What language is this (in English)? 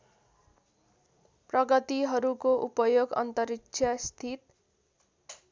Nepali